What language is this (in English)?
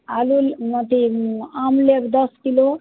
Maithili